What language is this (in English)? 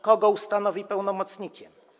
Polish